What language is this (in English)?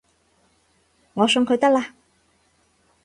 Cantonese